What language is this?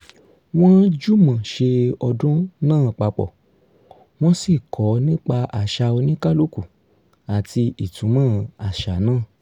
Yoruba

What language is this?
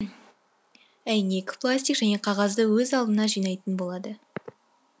Kazakh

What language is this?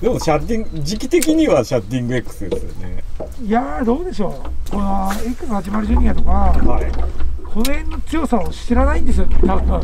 Japanese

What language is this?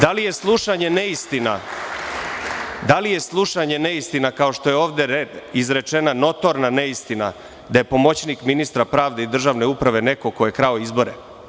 Serbian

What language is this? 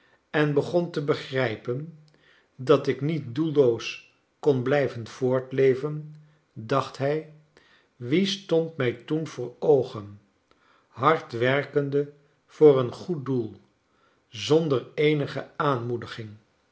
Dutch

